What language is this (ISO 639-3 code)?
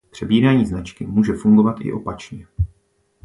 ces